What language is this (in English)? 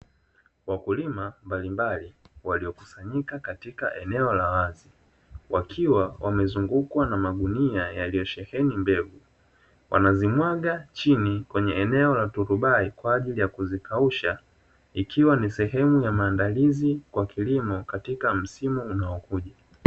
Swahili